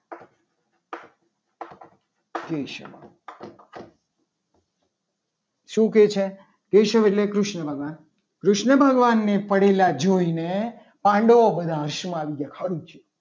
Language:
Gujarati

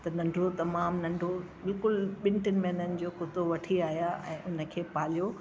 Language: Sindhi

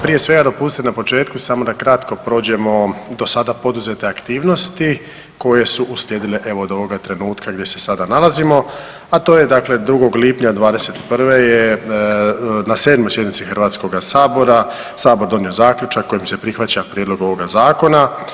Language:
Croatian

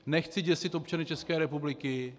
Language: Czech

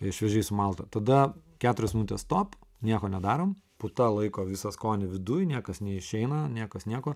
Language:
Lithuanian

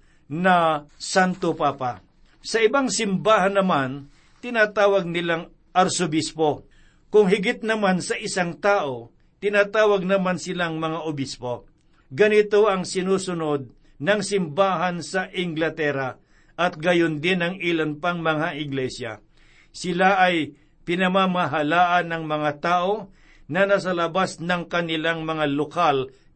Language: Filipino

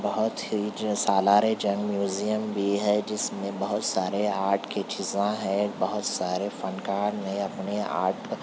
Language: Urdu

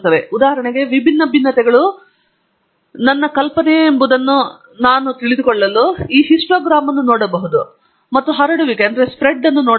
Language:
Kannada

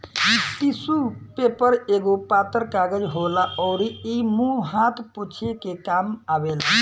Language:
Bhojpuri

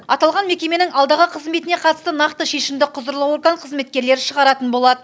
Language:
Kazakh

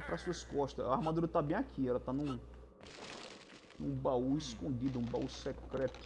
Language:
Portuguese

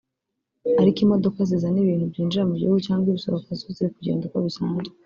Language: Kinyarwanda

